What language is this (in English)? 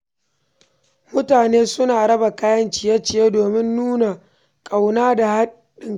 Hausa